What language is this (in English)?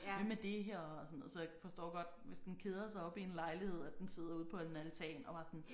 Danish